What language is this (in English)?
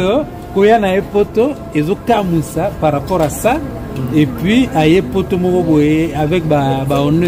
French